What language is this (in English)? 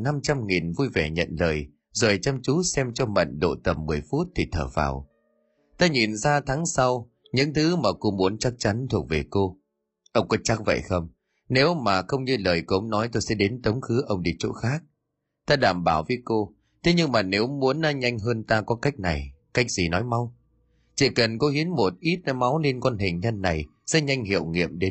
Vietnamese